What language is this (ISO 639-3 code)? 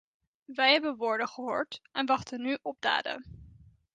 nld